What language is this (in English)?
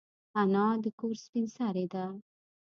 Pashto